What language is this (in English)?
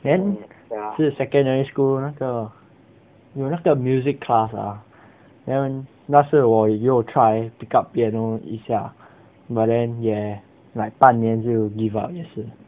English